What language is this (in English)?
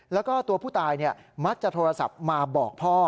Thai